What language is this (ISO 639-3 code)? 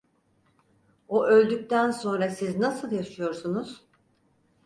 tur